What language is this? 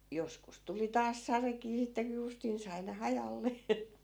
Finnish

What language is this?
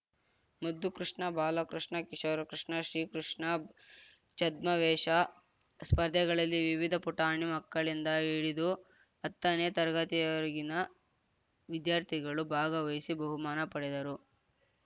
Kannada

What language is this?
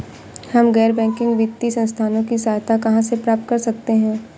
Hindi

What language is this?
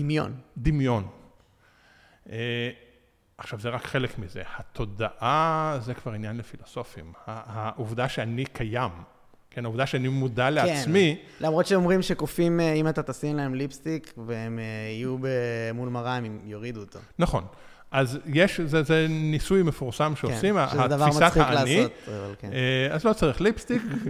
Hebrew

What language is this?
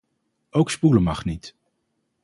Dutch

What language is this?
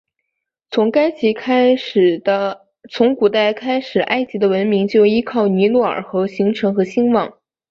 Chinese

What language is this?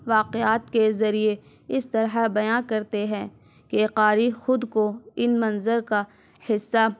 Urdu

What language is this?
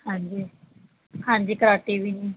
Punjabi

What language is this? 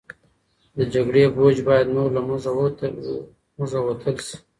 Pashto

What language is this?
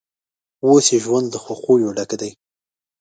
Pashto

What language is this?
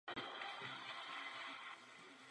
Czech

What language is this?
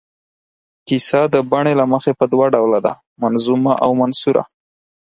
Pashto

